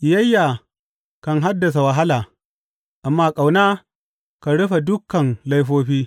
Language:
Hausa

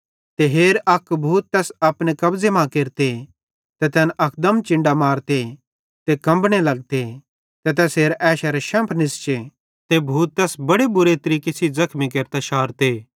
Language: Bhadrawahi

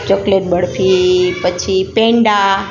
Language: Gujarati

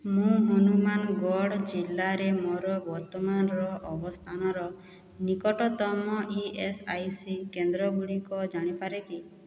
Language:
Odia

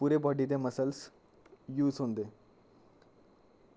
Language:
Dogri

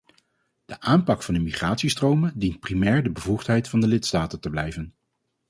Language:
Dutch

